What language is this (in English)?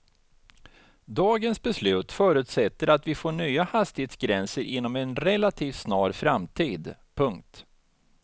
Swedish